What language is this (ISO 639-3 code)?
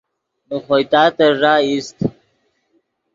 ydg